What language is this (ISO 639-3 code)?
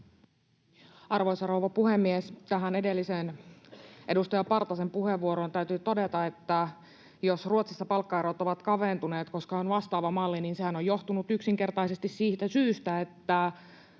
fin